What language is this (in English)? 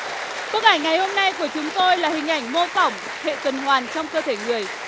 Vietnamese